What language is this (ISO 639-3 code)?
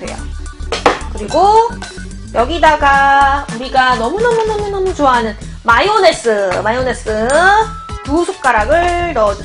kor